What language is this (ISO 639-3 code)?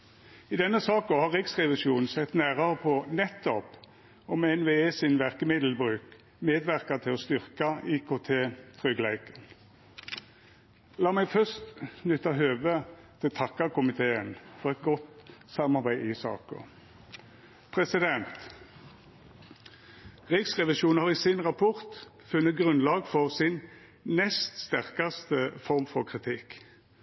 nno